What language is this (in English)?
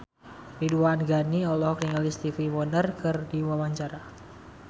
Sundanese